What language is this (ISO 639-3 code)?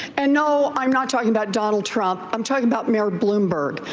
eng